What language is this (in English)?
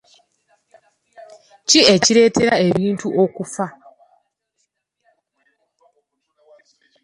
Ganda